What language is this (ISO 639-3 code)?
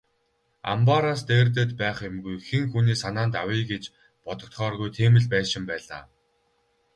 mon